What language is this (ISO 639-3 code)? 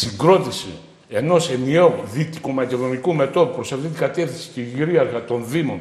ell